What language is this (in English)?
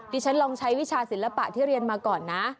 Thai